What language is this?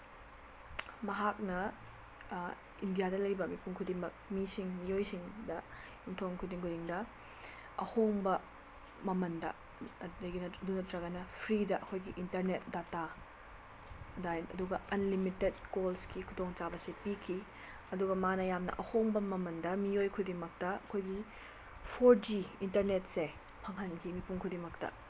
Manipuri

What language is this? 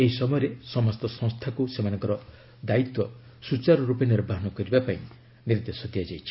Odia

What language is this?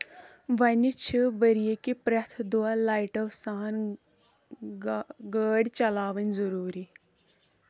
Kashmiri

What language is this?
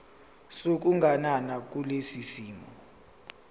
Zulu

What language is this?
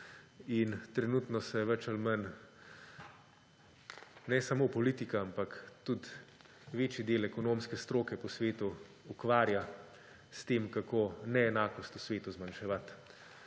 Slovenian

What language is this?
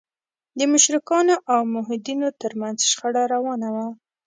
Pashto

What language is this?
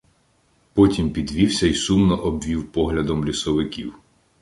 Ukrainian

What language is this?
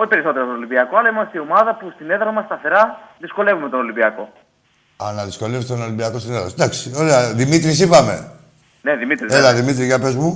Greek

